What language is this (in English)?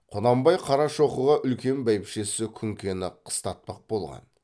Kazakh